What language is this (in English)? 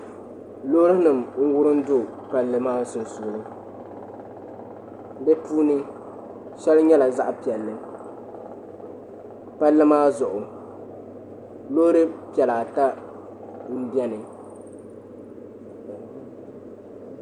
Dagbani